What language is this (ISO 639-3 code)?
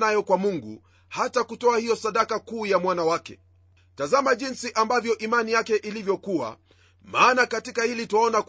swa